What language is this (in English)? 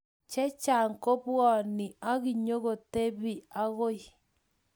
Kalenjin